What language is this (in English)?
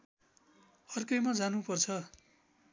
Nepali